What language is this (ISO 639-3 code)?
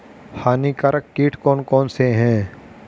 hin